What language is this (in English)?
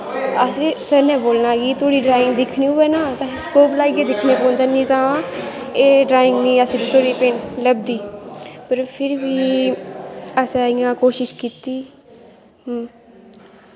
Dogri